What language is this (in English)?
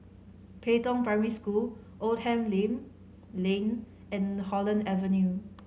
English